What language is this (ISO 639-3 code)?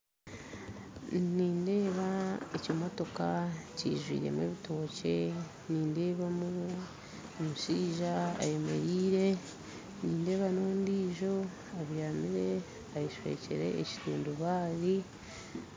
nyn